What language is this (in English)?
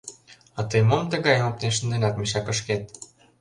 Mari